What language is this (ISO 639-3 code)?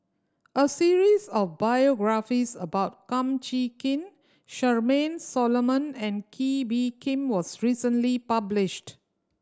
eng